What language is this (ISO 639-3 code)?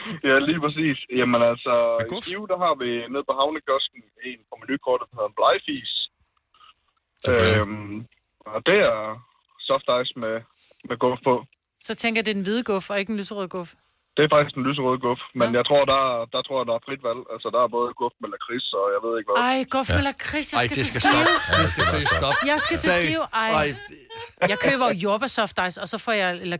dan